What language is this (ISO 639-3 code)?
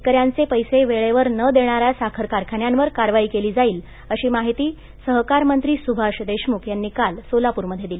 mar